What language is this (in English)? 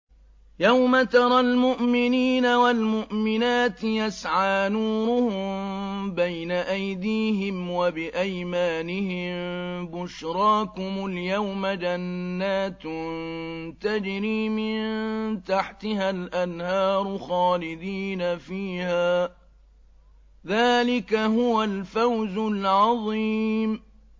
Arabic